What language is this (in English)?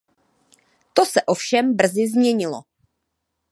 Czech